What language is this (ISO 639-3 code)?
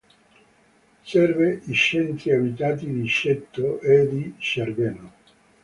ita